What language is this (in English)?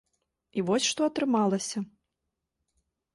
Belarusian